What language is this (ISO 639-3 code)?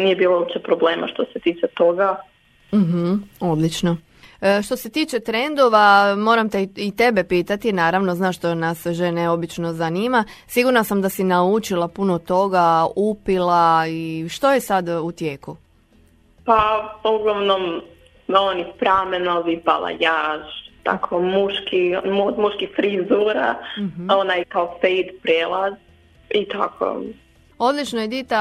hrv